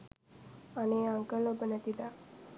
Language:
Sinhala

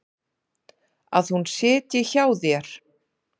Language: Icelandic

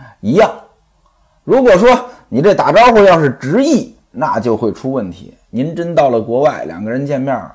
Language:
Chinese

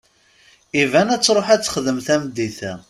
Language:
Kabyle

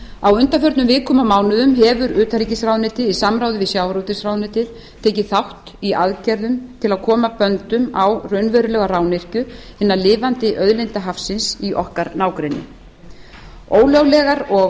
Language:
Icelandic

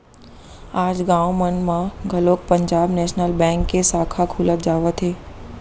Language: Chhattisgarhi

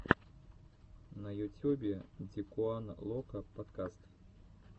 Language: Russian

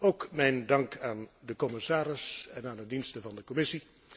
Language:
Dutch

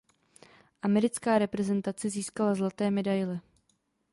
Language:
Czech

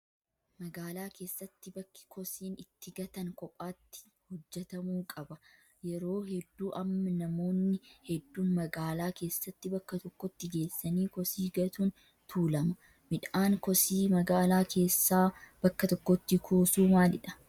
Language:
Oromo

